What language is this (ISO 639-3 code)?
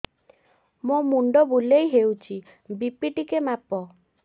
ori